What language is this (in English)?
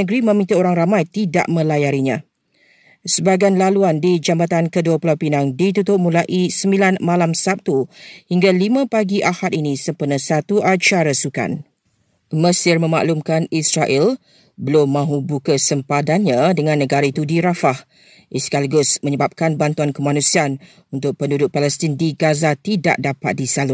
Malay